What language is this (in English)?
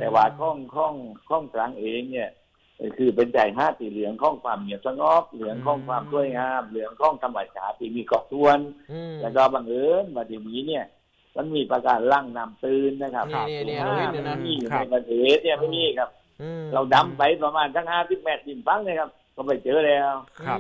Thai